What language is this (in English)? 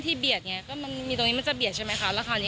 Thai